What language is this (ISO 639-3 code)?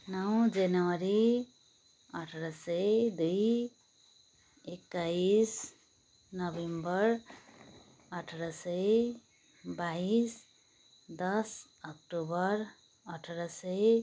nep